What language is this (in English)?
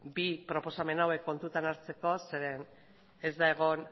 Basque